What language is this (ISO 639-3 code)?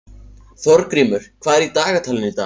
isl